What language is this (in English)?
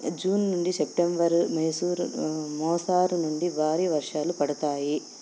Telugu